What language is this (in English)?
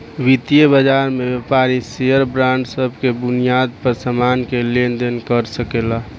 Bhojpuri